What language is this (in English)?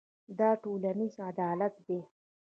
Pashto